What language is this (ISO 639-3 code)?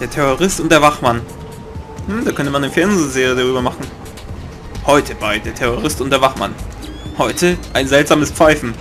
deu